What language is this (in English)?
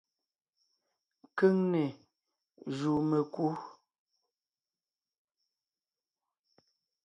Ngiemboon